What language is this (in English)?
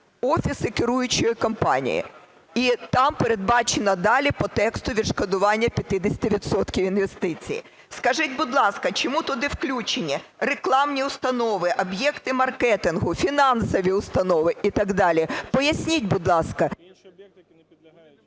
Ukrainian